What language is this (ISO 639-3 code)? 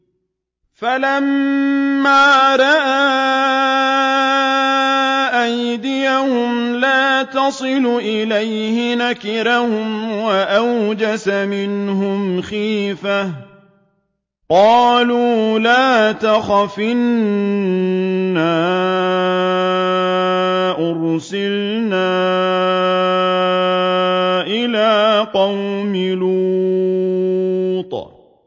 ara